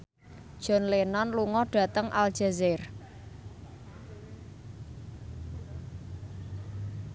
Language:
Javanese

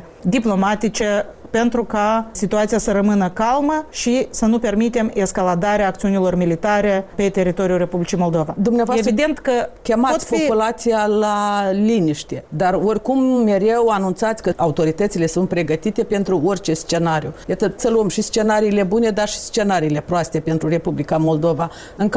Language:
Romanian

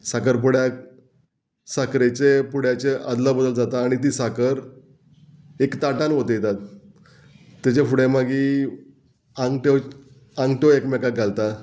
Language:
Konkani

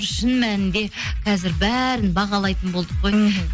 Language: Kazakh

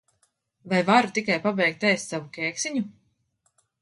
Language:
Latvian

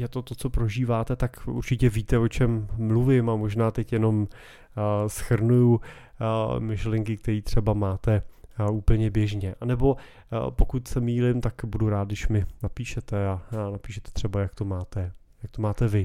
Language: Czech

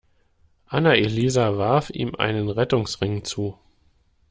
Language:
German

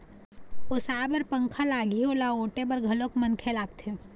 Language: Chhattisgarhi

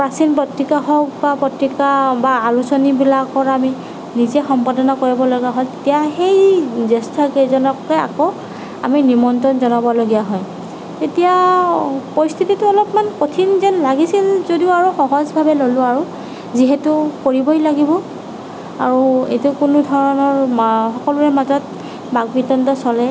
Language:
Assamese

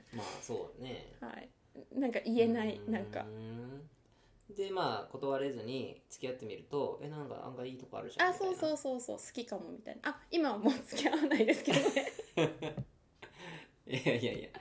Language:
Japanese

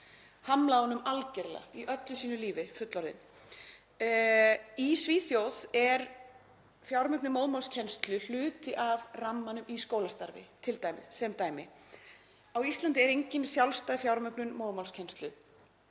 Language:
Icelandic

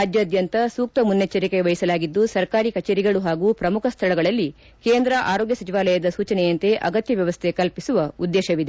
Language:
Kannada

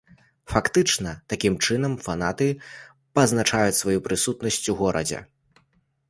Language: Belarusian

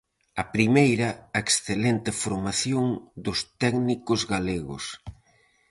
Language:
Galician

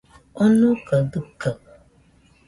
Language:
Nüpode Huitoto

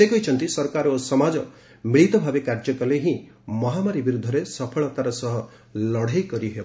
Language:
Odia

